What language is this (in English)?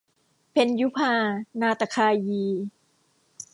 Thai